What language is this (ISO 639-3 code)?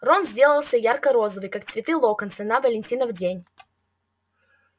rus